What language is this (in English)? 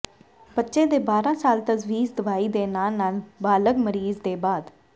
Punjabi